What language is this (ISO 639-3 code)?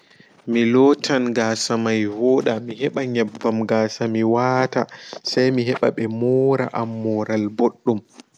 ful